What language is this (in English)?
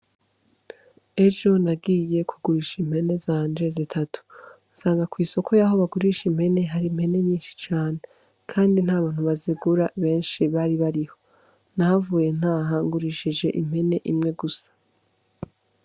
Rundi